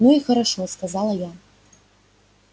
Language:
Russian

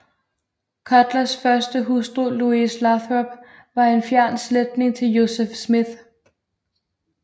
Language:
Danish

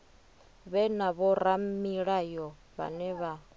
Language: Venda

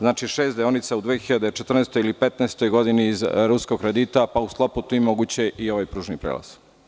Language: Serbian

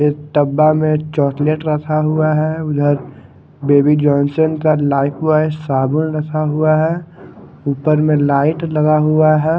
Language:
Hindi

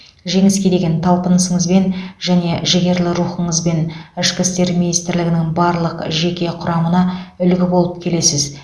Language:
Kazakh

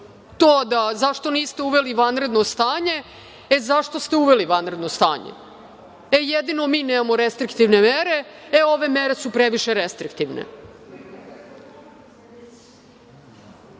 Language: Serbian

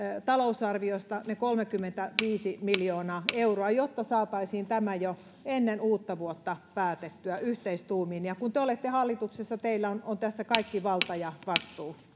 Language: Finnish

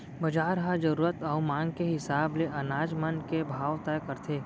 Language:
Chhattisgarhi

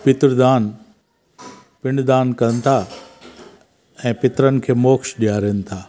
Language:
Sindhi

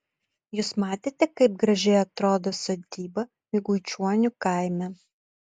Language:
Lithuanian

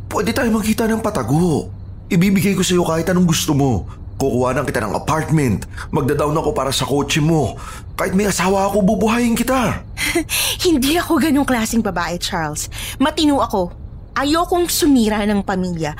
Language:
Filipino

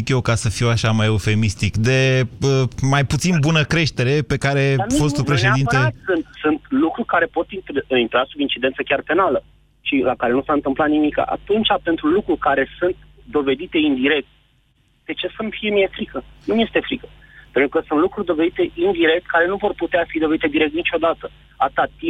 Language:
Romanian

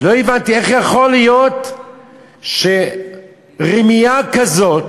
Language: Hebrew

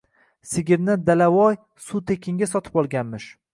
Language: Uzbek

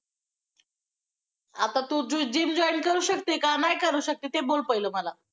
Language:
Marathi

